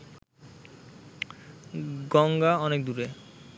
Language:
Bangla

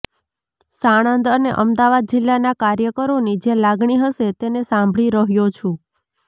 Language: Gujarati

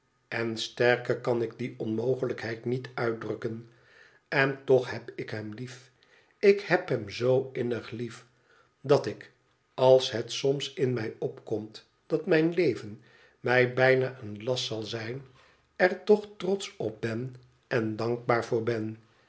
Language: Dutch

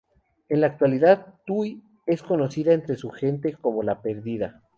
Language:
Spanish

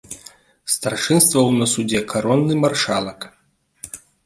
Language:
Belarusian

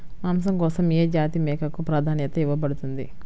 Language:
Telugu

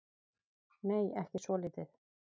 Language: Icelandic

